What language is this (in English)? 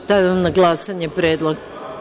Serbian